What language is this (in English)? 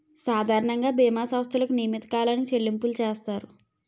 Telugu